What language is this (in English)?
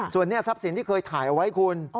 Thai